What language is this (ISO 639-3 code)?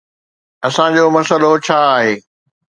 snd